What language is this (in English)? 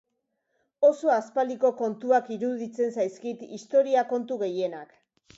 Basque